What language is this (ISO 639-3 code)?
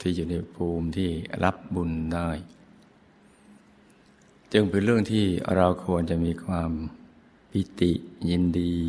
tha